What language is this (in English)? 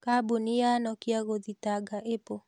Kikuyu